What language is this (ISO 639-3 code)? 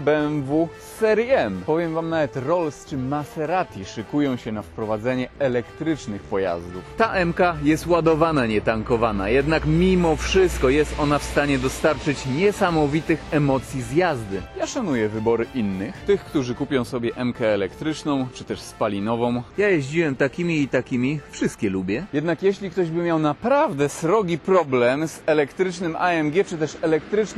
pol